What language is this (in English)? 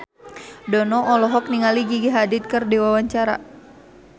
Sundanese